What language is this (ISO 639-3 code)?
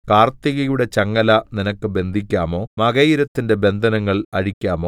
mal